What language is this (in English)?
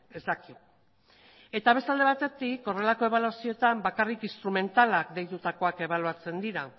Basque